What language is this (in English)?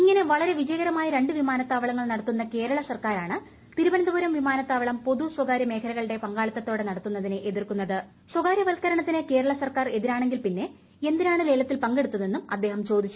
Malayalam